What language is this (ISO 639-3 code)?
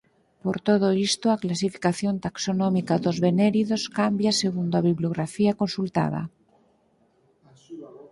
glg